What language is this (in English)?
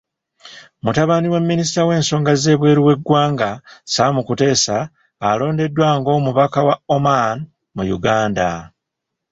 Ganda